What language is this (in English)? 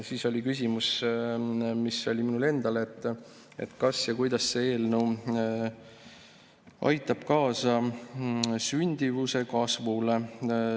Estonian